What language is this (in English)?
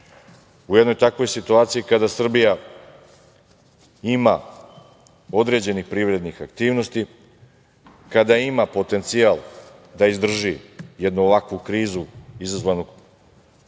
Serbian